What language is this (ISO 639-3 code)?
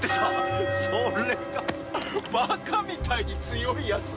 jpn